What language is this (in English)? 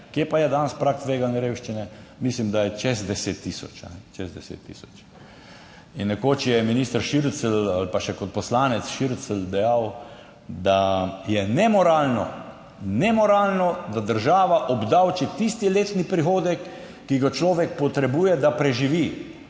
Slovenian